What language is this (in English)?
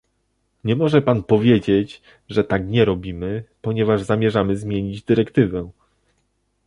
Polish